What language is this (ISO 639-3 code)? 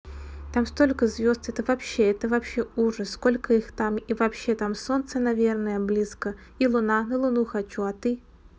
rus